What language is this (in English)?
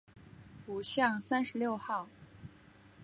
Chinese